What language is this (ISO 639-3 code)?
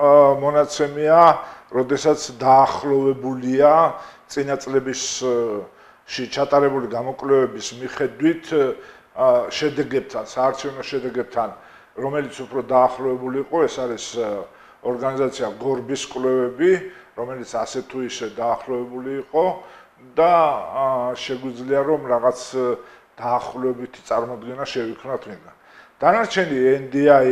ron